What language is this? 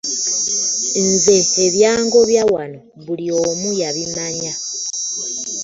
Ganda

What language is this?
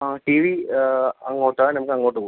Malayalam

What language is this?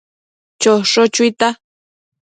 Matsés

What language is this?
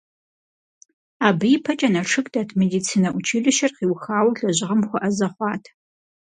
Kabardian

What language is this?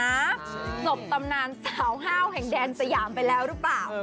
Thai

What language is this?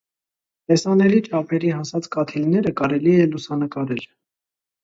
Armenian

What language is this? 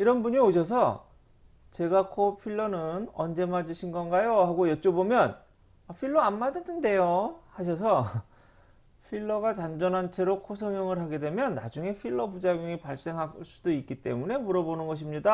Korean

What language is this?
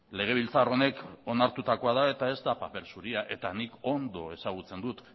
Basque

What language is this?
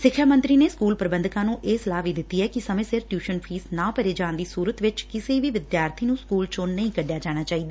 Punjabi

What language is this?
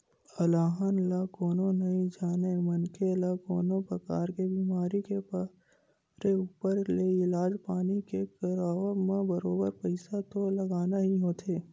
Chhattisgarhi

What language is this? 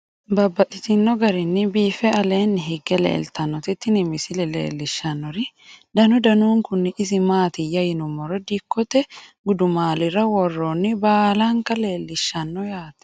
Sidamo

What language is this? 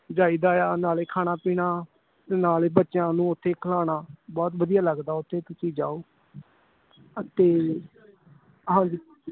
Punjabi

